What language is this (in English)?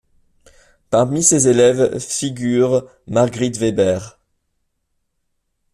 French